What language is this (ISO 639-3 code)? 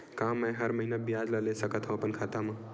hne